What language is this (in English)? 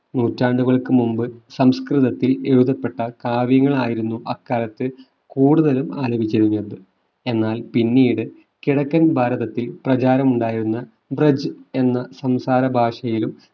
Malayalam